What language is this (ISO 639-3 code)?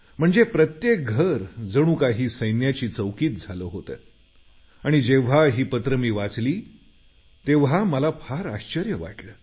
mar